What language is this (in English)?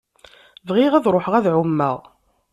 Kabyle